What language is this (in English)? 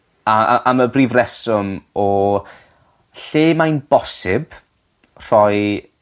Welsh